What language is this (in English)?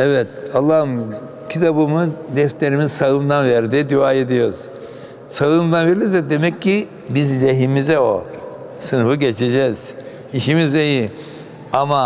Turkish